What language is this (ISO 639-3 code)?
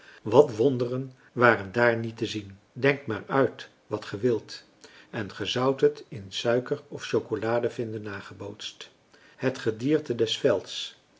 nld